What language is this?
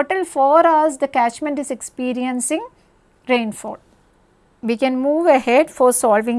English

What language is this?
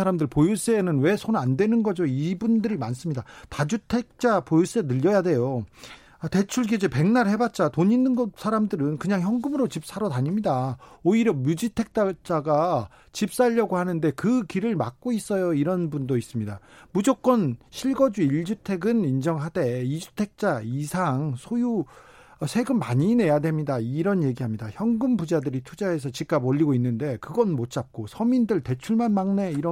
Korean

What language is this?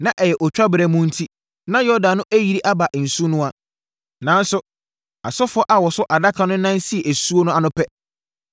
Akan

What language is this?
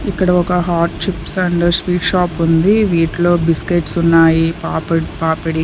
Telugu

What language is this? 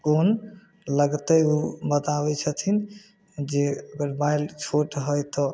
Maithili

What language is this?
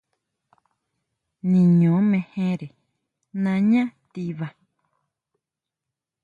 Huautla Mazatec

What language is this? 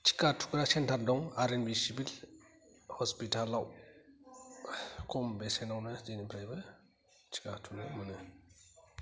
Bodo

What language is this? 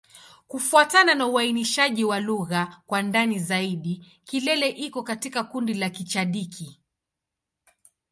Swahili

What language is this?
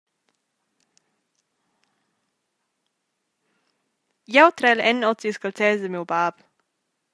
Romansh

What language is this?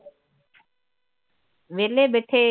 Punjabi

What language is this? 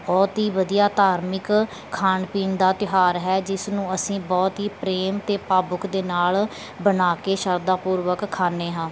Punjabi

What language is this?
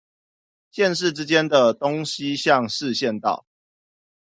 Chinese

